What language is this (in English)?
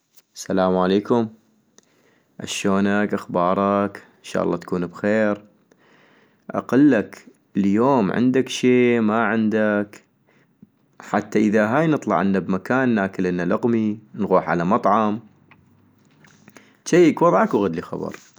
North Mesopotamian Arabic